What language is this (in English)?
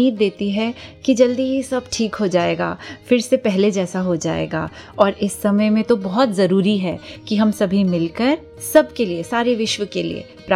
Hindi